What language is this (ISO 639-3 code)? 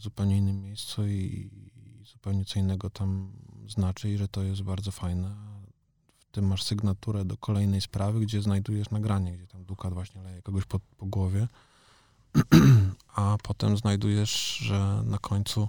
pol